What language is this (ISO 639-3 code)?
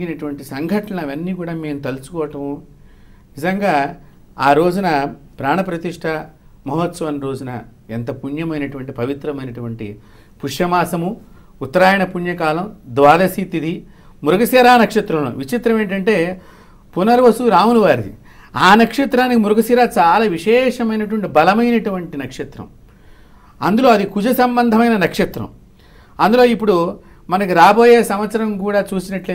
tel